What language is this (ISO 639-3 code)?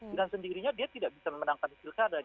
ind